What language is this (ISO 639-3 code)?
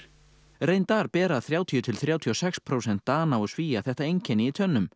isl